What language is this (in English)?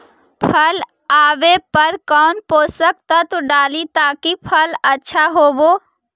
Magahi